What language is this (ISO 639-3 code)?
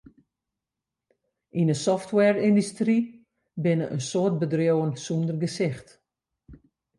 fry